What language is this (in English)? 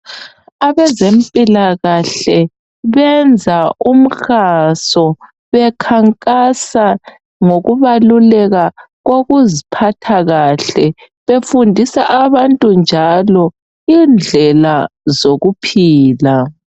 North Ndebele